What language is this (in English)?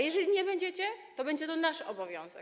Polish